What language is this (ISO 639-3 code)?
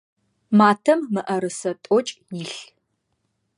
ady